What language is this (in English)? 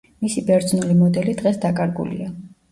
Georgian